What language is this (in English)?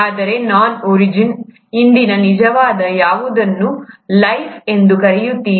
Kannada